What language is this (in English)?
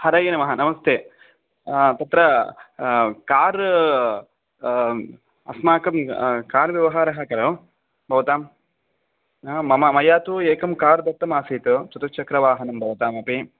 Sanskrit